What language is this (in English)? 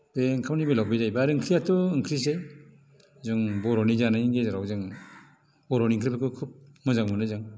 Bodo